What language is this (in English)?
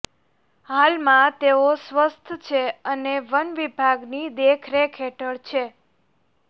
Gujarati